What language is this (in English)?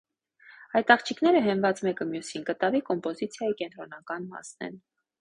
Armenian